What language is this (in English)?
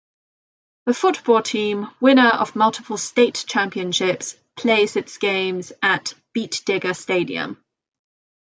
English